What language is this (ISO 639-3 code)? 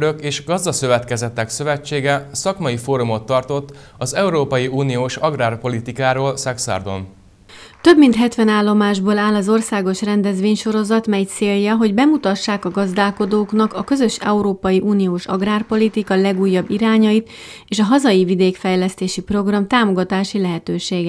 hun